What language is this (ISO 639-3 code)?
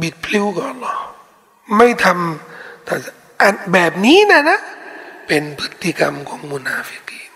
tha